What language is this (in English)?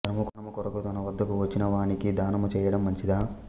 Telugu